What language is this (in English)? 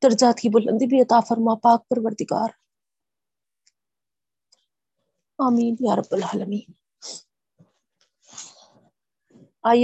Urdu